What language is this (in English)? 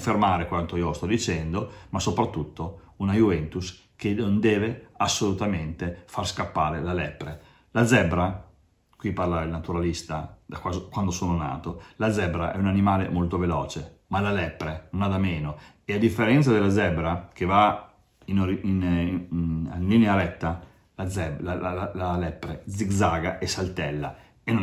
Italian